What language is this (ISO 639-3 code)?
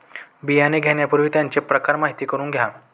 mar